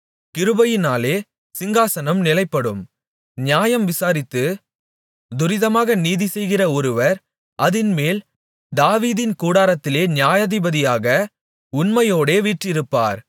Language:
Tamil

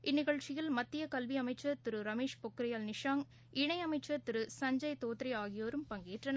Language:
Tamil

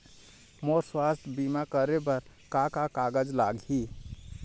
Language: Chhattisgarhi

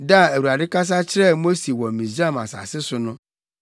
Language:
Akan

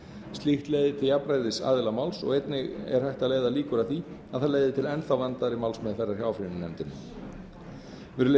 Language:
Icelandic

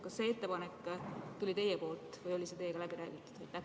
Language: Estonian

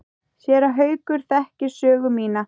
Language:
Icelandic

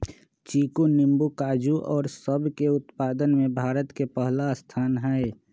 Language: Magahi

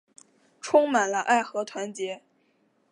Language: Chinese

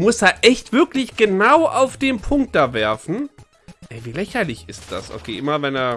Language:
German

